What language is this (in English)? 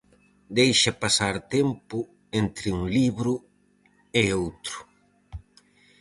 Galician